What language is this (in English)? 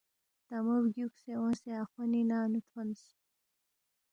Balti